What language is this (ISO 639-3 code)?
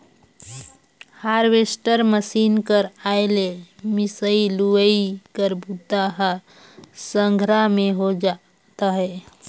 hne